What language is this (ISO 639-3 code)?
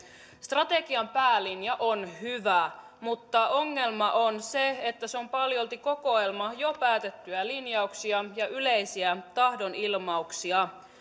fin